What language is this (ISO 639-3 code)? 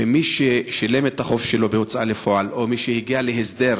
heb